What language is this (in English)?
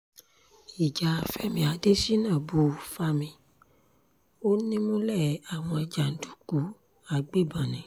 Yoruba